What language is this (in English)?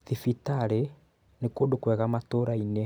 Kikuyu